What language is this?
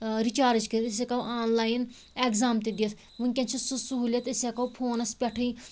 Kashmiri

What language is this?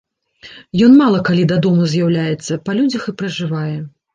Belarusian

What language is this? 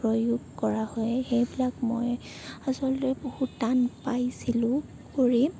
Assamese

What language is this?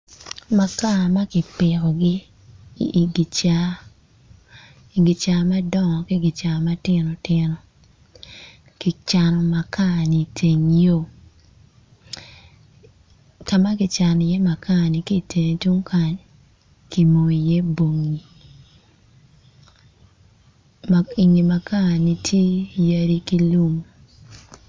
Acoli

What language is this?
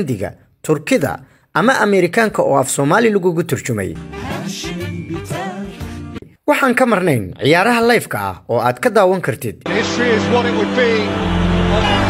Arabic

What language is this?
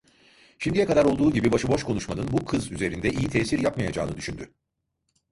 Turkish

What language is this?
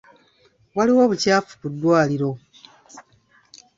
Ganda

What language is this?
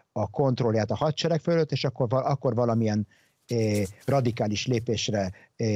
Hungarian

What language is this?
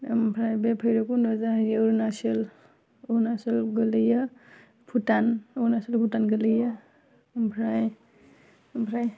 Bodo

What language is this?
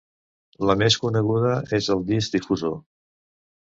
Catalan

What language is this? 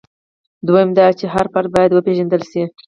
Pashto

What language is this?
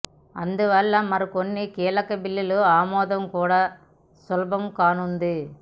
Telugu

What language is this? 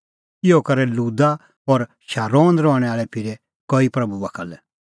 Kullu Pahari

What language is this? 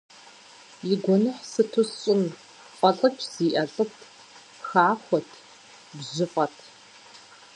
Kabardian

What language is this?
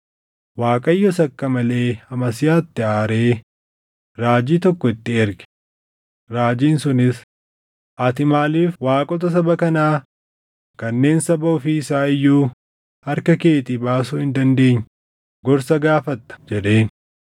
Oromo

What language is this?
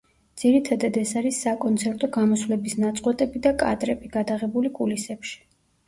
Georgian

